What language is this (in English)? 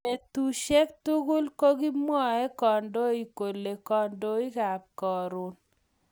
Kalenjin